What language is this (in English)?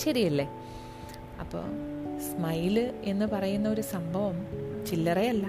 Malayalam